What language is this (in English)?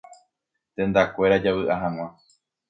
Guarani